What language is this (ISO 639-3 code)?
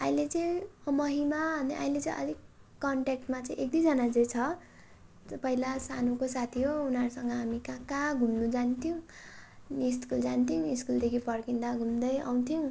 nep